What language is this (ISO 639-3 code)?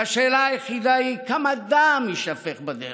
heb